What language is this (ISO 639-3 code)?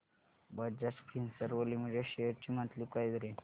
mar